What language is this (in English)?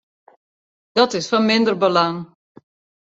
Western Frisian